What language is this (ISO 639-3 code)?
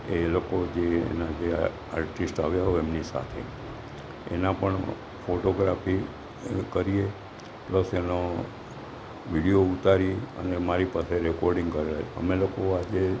guj